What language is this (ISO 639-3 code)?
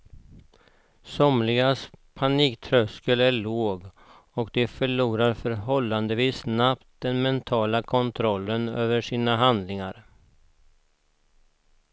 swe